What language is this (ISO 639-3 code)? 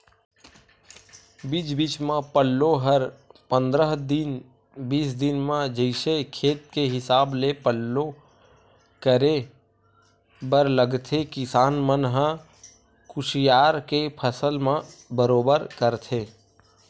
hne